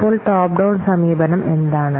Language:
Malayalam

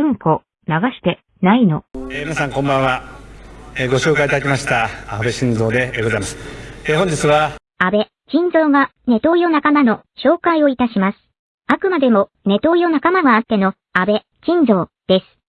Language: Japanese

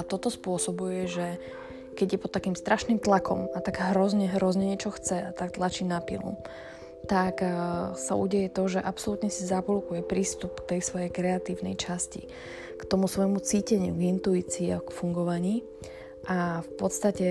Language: Slovak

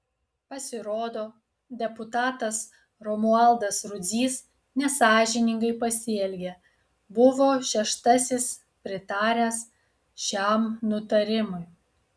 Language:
Lithuanian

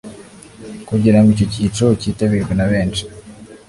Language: Kinyarwanda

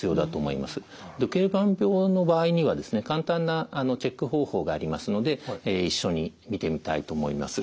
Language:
Japanese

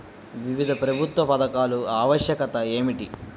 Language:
Telugu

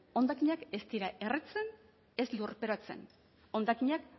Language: Basque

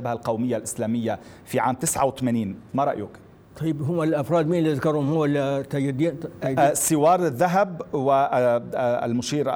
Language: Arabic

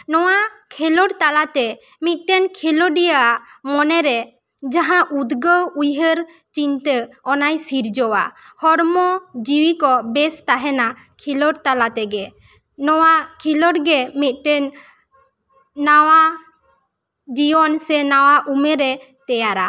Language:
Santali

